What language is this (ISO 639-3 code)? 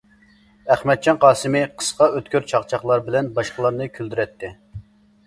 uig